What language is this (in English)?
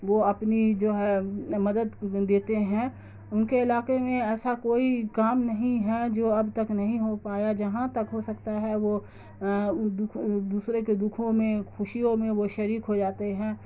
Urdu